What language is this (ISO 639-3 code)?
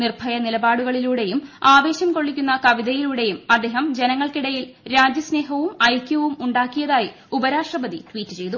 mal